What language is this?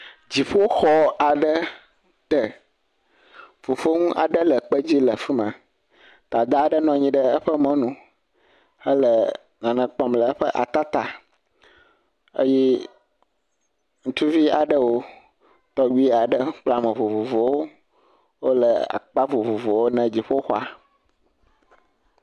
Ewe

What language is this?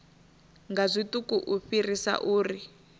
Venda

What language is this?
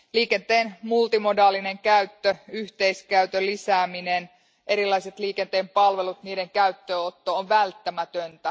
Finnish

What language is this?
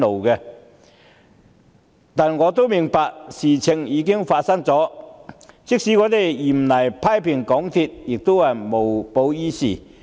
Cantonese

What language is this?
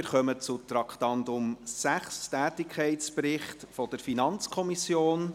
Swiss German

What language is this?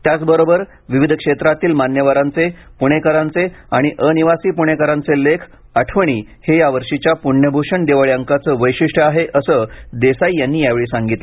Marathi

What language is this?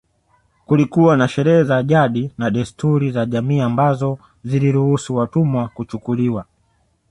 Swahili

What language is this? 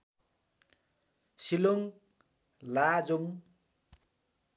Nepali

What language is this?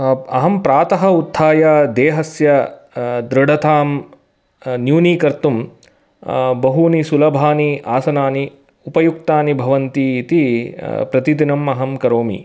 Sanskrit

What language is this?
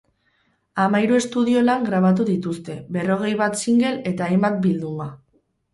Basque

